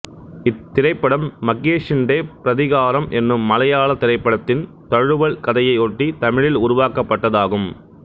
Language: Tamil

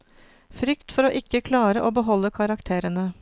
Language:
Norwegian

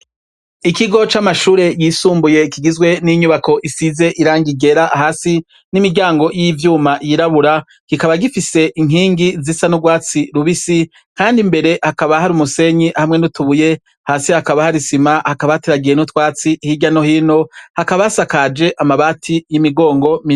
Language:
Rundi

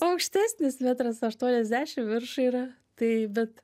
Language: Lithuanian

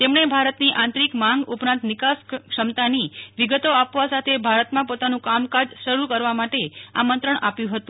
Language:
Gujarati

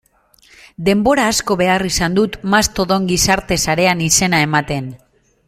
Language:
Basque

